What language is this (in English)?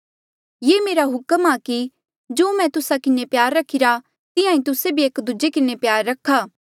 Mandeali